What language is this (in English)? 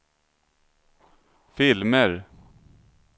Swedish